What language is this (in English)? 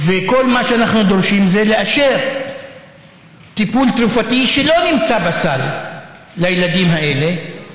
Hebrew